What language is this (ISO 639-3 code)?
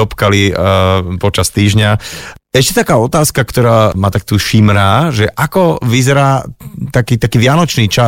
slk